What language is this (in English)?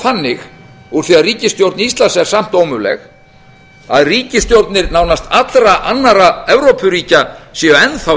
Icelandic